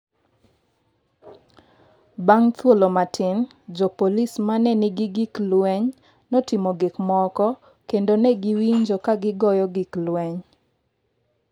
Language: Luo (Kenya and Tanzania)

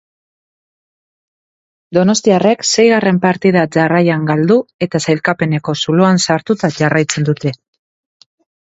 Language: Basque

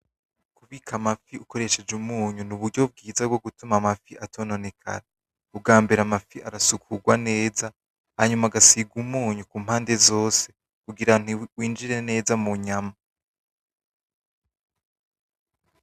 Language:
Rundi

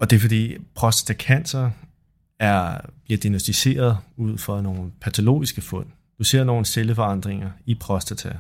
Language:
Danish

